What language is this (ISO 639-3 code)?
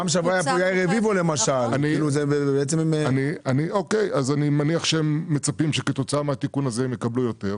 heb